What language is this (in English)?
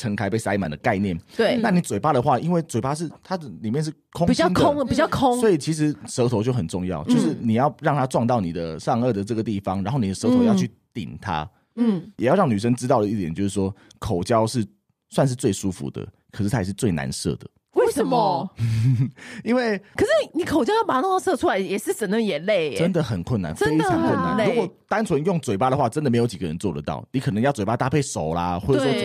Chinese